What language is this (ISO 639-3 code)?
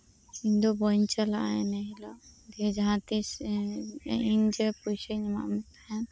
sat